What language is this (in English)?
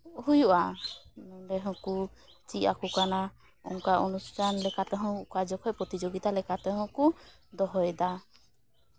Santali